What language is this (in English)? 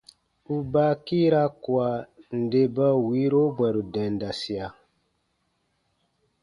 Baatonum